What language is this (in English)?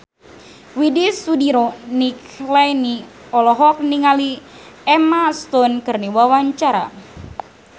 Sundanese